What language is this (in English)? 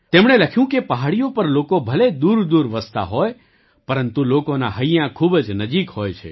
Gujarati